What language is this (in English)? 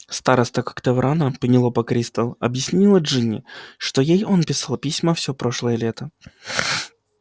Russian